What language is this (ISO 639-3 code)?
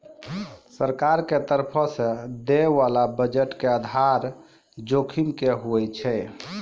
mai